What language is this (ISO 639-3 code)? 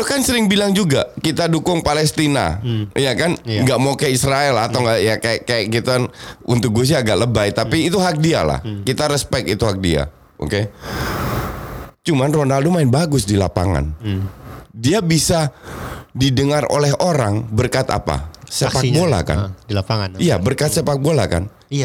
ind